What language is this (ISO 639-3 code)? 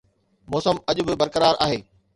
snd